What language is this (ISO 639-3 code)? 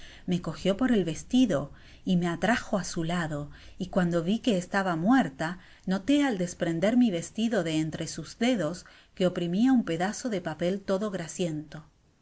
spa